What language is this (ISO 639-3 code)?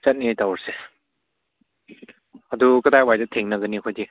mni